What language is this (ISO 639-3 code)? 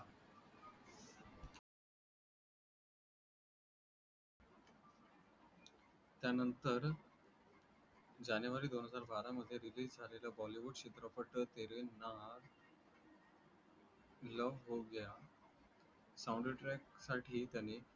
mar